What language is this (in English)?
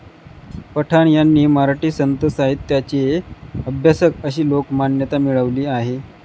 Marathi